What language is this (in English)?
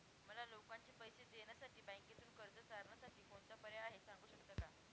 Marathi